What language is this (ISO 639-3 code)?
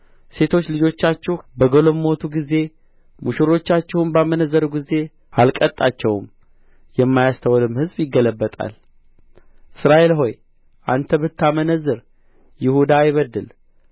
amh